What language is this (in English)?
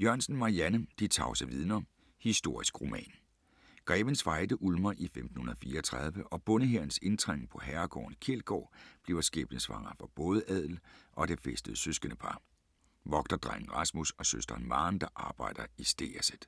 Danish